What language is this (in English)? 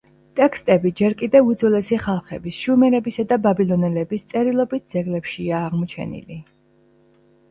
Georgian